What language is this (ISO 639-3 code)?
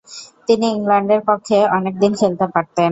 ben